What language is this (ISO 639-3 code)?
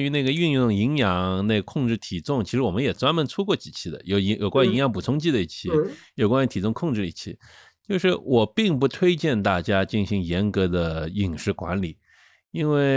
zho